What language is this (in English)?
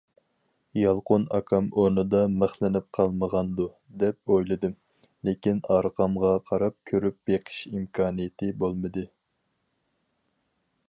Uyghur